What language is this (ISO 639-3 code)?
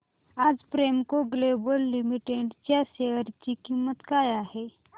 mar